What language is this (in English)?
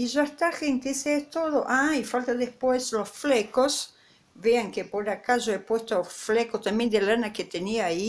Spanish